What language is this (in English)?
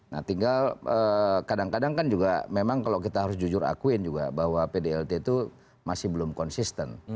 Indonesian